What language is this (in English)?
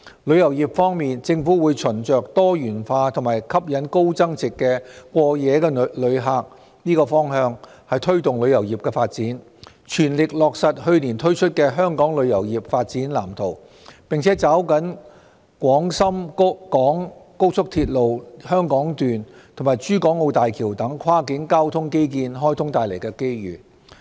Cantonese